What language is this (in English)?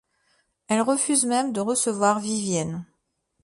French